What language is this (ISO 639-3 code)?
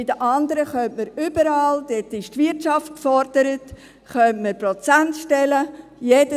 gsw